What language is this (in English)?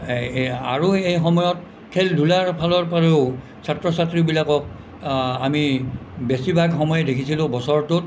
Assamese